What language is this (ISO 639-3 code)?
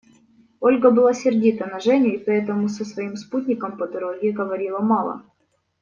rus